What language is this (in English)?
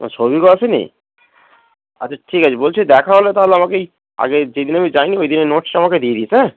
Bangla